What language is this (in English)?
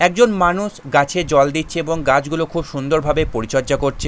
Bangla